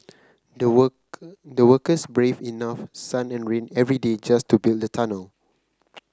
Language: English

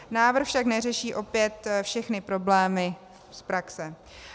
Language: Czech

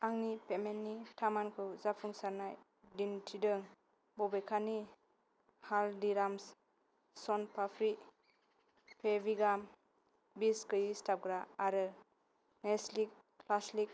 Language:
Bodo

